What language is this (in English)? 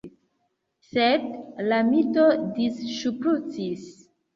Esperanto